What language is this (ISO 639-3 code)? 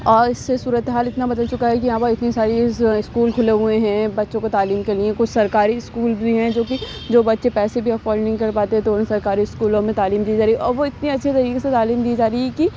urd